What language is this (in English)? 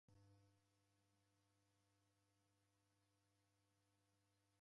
Taita